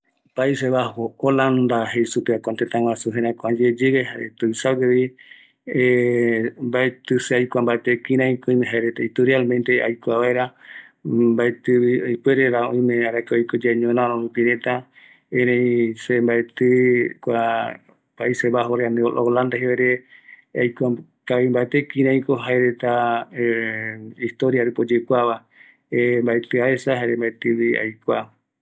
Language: Eastern Bolivian Guaraní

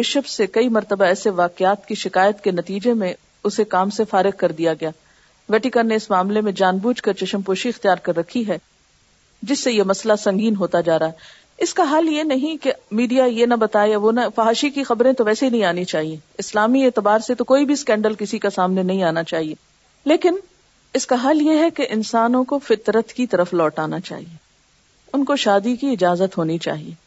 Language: Urdu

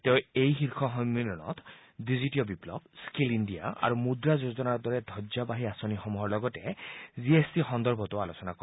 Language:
Assamese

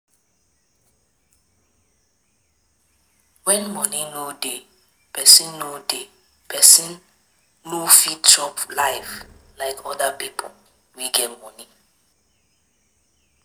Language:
Nigerian Pidgin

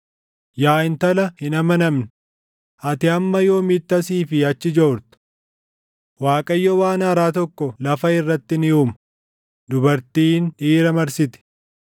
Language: Oromo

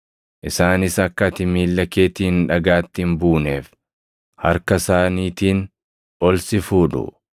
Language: Oromo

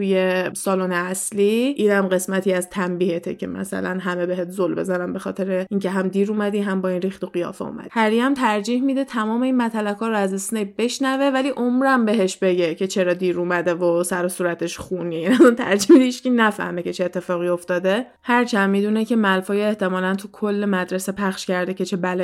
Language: Persian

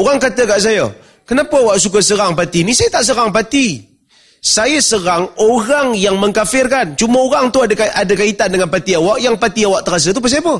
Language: Malay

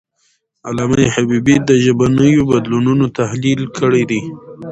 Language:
Pashto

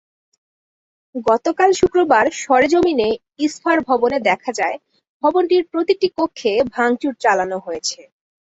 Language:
Bangla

